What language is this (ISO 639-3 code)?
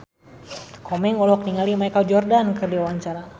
sun